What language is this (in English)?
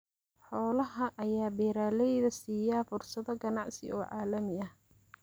Somali